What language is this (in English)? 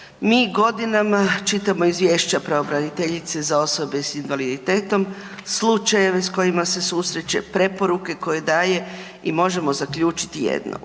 Croatian